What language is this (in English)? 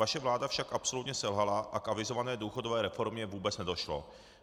Czech